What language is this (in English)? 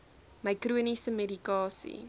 Afrikaans